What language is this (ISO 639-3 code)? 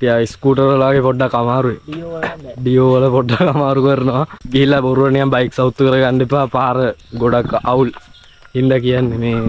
tha